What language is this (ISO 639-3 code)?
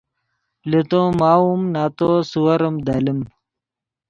ydg